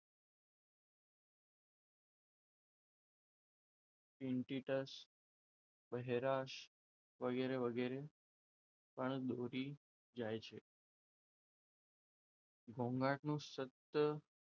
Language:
Gujarati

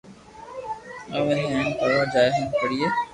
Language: Loarki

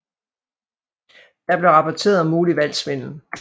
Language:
Danish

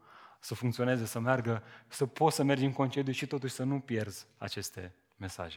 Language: Romanian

